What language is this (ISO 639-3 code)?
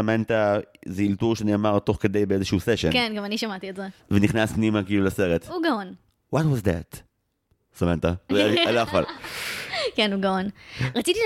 heb